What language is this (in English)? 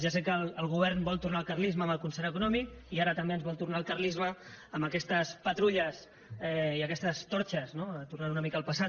Catalan